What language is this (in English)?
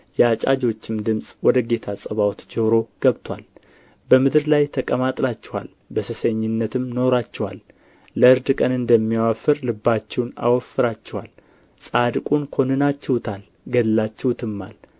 Amharic